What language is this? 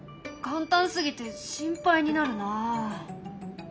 Japanese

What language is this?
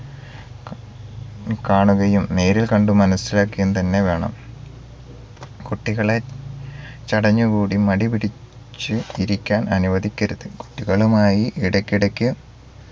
Malayalam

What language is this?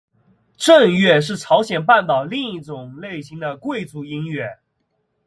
Chinese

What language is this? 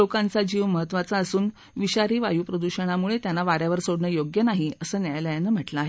Marathi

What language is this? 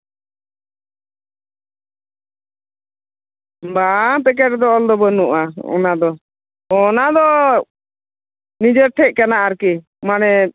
Santali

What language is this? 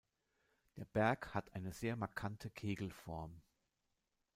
German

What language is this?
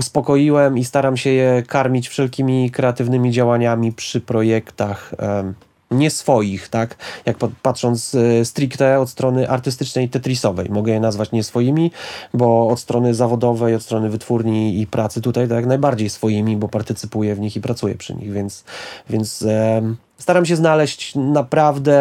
Polish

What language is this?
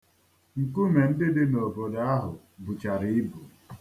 Igbo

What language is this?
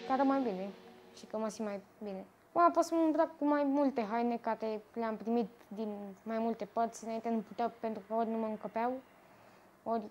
Romanian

